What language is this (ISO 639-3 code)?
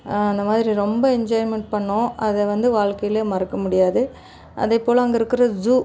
tam